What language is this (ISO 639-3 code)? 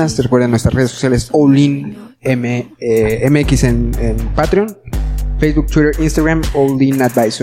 spa